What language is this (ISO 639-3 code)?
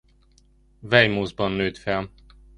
hun